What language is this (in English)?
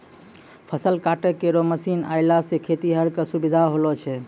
Maithili